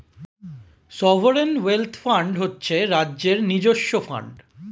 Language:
Bangla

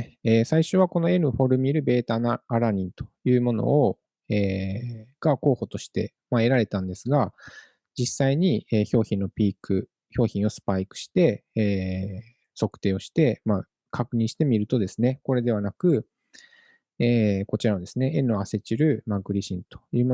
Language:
Japanese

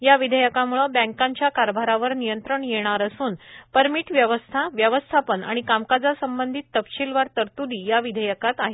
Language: Marathi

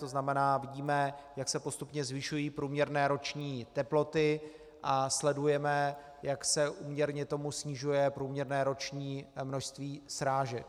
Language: Czech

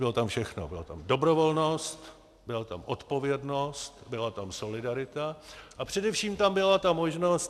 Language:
Czech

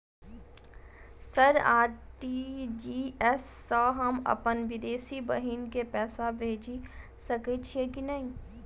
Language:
Maithili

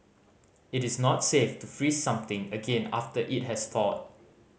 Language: English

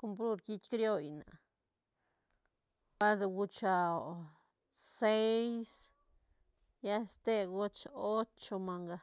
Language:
Santa Catarina Albarradas Zapotec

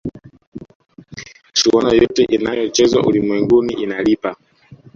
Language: Swahili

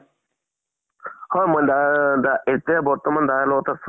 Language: Assamese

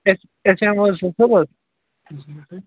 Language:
Kashmiri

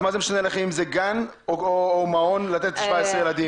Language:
Hebrew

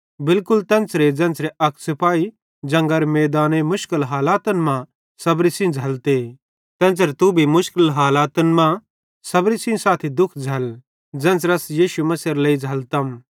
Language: Bhadrawahi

